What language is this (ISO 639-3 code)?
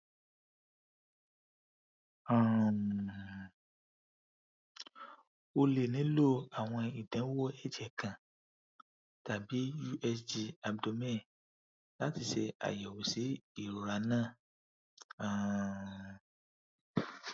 yor